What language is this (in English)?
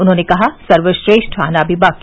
Hindi